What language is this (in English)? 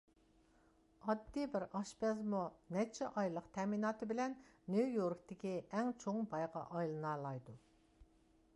Uyghur